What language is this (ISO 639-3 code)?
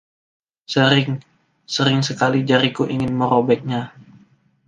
ind